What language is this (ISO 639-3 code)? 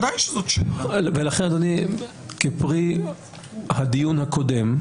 heb